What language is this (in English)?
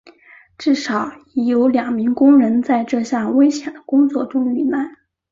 Chinese